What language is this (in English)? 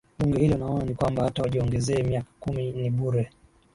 Swahili